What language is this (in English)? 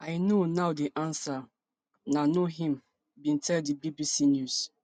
Nigerian Pidgin